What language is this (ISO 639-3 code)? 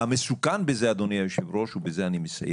heb